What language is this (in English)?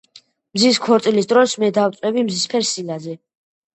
Georgian